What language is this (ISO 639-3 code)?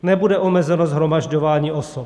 ces